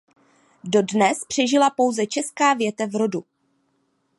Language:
Czech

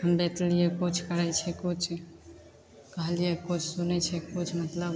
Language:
Maithili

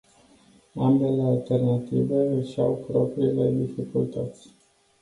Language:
Romanian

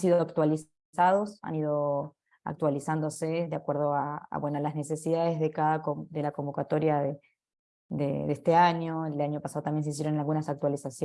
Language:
Spanish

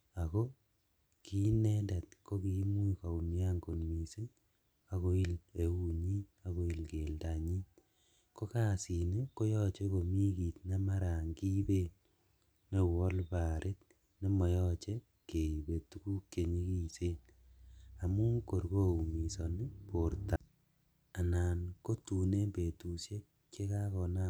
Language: Kalenjin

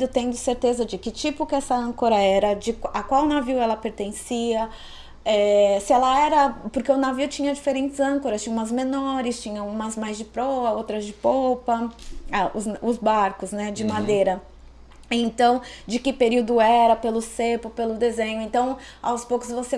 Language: Portuguese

